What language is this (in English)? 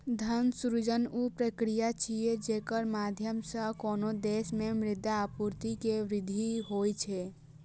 Maithili